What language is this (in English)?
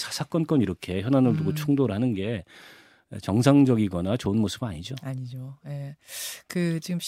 Korean